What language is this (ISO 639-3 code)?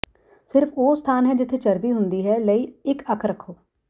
pan